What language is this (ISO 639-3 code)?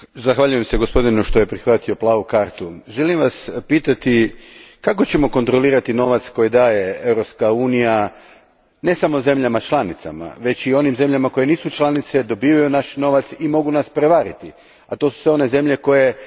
hrv